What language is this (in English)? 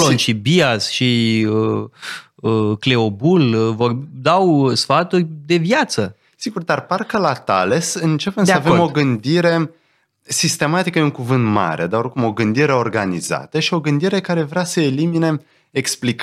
Romanian